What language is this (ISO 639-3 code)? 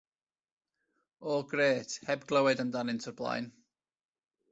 cym